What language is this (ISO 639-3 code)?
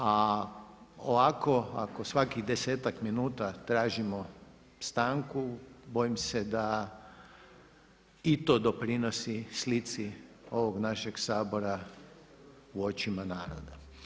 hrv